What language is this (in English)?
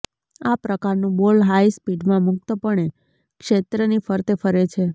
Gujarati